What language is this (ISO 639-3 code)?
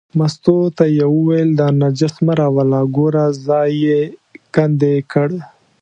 pus